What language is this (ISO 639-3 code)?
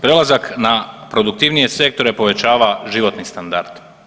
hrv